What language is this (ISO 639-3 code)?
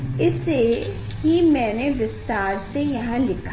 hin